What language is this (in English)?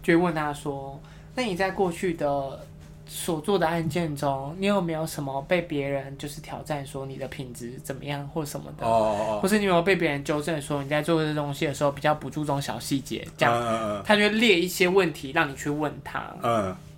Chinese